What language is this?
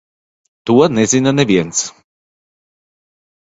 Latvian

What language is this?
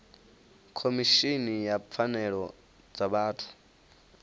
Venda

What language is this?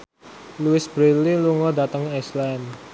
Javanese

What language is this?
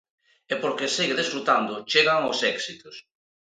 Galician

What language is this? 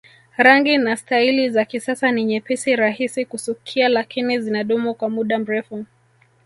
Swahili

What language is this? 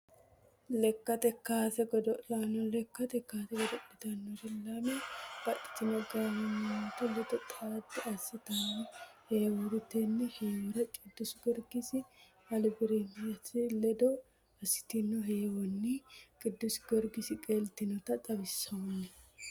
Sidamo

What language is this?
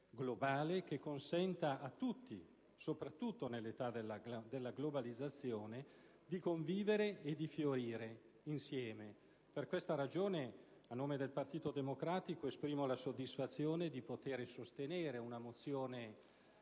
Italian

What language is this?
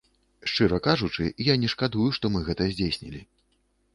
Belarusian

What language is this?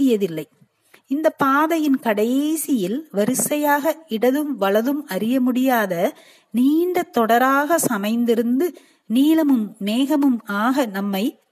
Tamil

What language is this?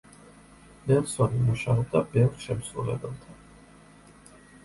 Georgian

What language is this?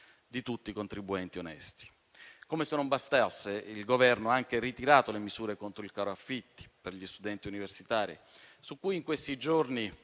Italian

